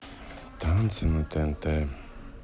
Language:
Russian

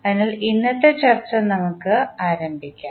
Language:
Malayalam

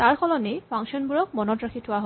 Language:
Assamese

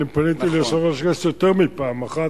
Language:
Hebrew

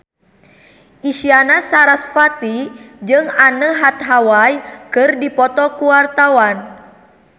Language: Sundanese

